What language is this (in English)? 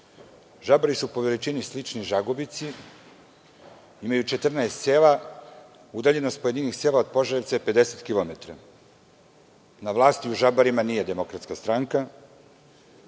Serbian